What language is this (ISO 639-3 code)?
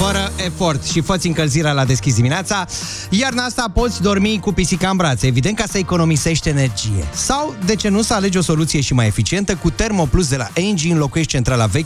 ron